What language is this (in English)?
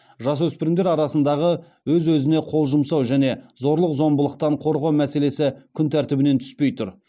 Kazakh